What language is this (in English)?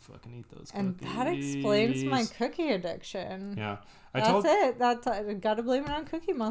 English